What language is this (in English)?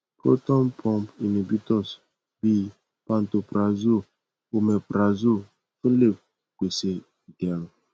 Yoruba